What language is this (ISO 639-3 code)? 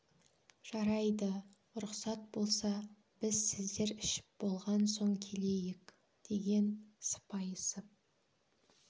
kaz